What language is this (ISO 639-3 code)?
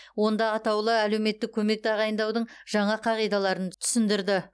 kaz